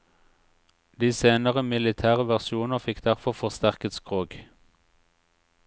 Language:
Norwegian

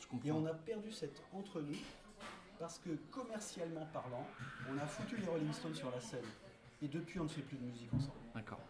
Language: French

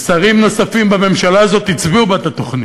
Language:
Hebrew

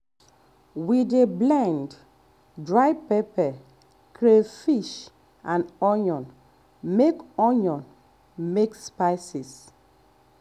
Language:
Nigerian Pidgin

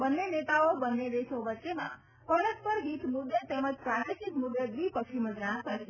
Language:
Gujarati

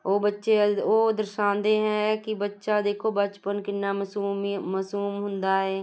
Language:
Punjabi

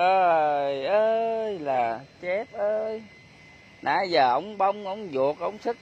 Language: Vietnamese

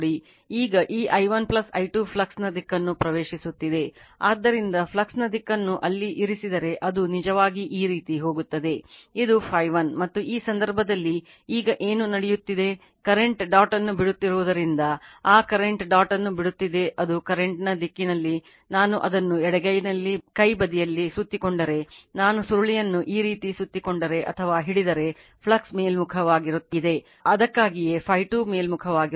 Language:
Kannada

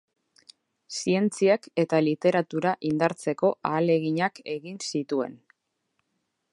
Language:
Basque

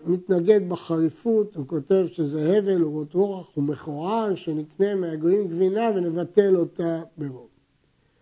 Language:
Hebrew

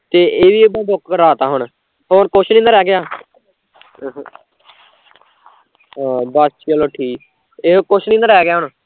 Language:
Punjabi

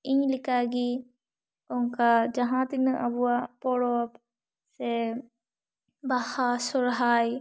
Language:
Santali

